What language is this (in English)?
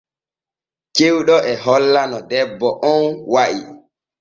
Borgu Fulfulde